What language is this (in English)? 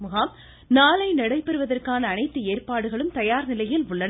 Tamil